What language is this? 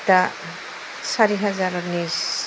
Bodo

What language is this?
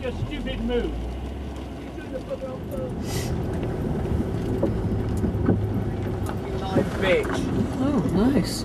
English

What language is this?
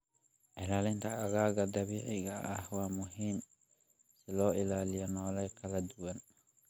Somali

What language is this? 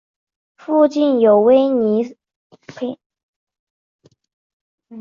Chinese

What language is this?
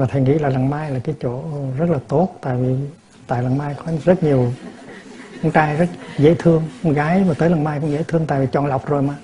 Vietnamese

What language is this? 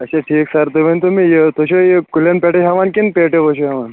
Kashmiri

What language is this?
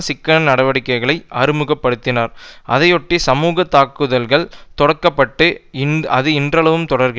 Tamil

